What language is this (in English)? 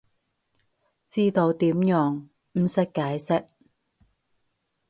Cantonese